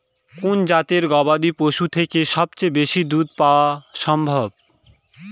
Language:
Bangla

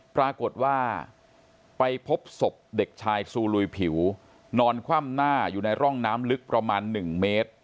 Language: Thai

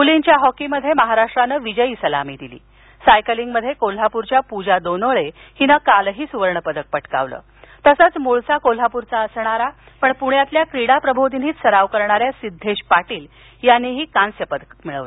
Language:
Marathi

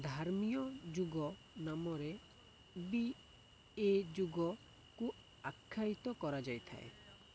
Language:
Odia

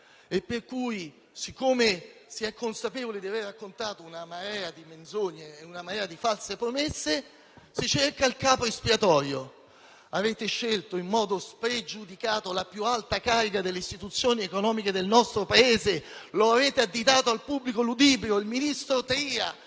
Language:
Italian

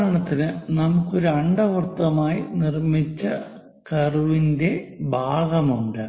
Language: Malayalam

